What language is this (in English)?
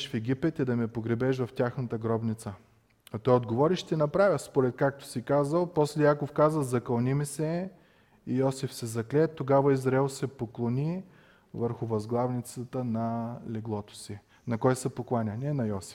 Bulgarian